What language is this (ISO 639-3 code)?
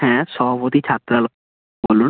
ben